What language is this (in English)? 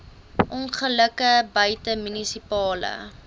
Afrikaans